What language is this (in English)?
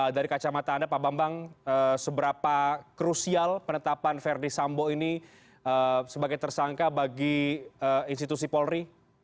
Indonesian